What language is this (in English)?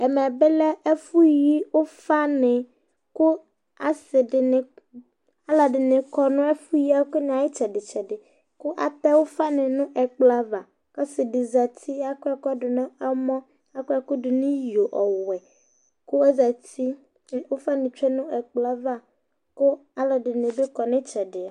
Ikposo